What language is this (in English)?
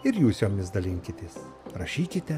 Lithuanian